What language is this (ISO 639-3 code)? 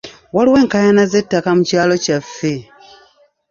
lug